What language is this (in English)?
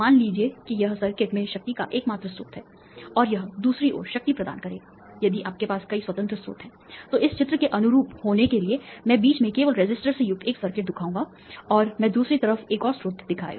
Hindi